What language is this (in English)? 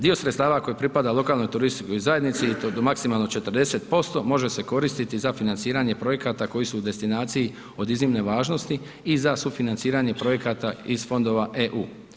Croatian